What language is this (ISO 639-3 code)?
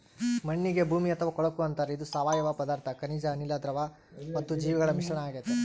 kan